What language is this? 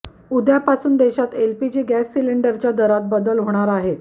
Marathi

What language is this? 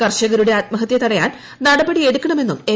Malayalam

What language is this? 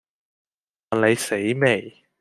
Cantonese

